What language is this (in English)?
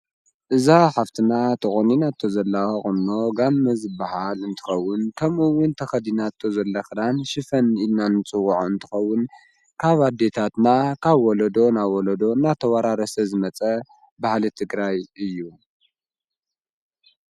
Tigrinya